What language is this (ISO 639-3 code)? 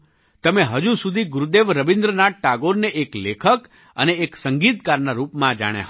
guj